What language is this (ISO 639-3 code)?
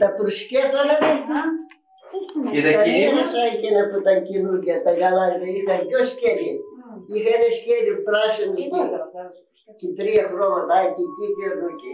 ell